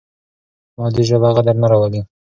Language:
Pashto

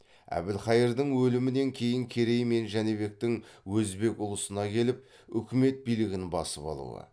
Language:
Kazakh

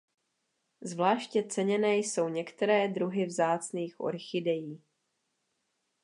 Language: Czech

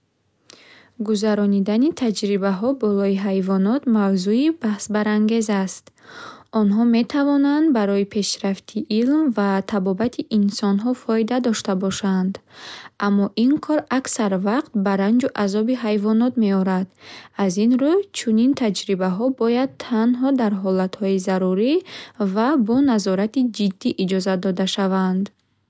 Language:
Bukharic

